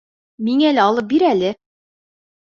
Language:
Bashkir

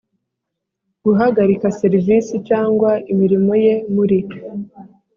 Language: Kinyarwanda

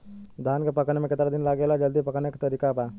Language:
Bhojpuri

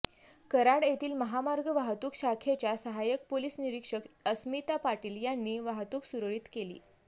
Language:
Marathi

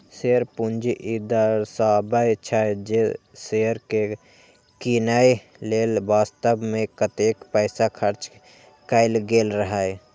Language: Maithili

